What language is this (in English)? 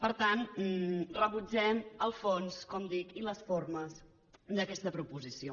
Catalan